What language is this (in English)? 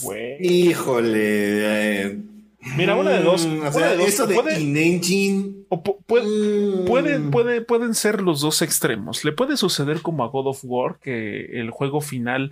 Spanish